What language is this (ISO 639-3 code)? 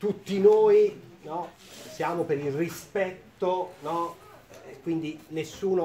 ita